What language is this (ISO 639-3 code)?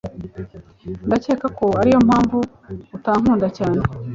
kin